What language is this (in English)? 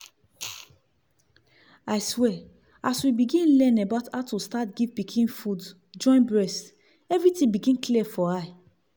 Nigerian Pidgin